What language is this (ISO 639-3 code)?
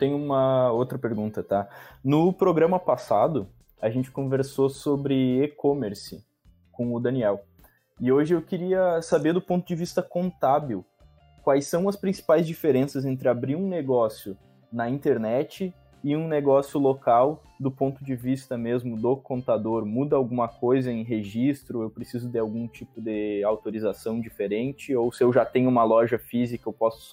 por